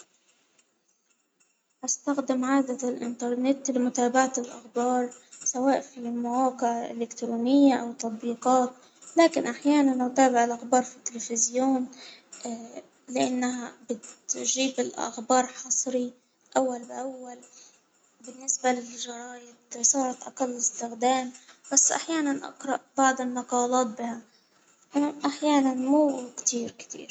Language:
Hijazi Arabic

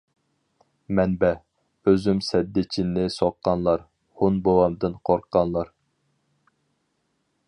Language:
Uyghur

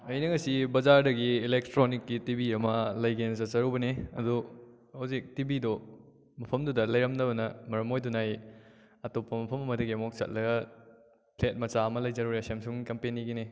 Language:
Manipuri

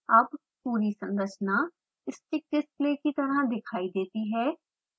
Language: Hindi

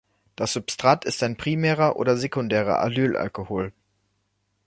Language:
German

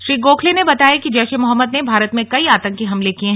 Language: Hindi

